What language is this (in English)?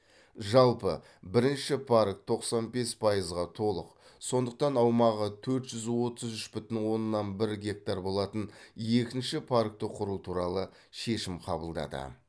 Kazakh